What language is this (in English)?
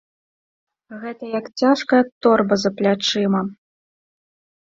Belarusian